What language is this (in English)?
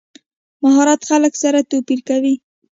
Pashto